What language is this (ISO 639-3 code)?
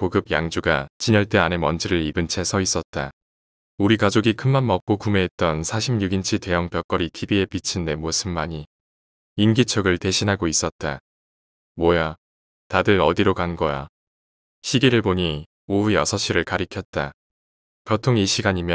kor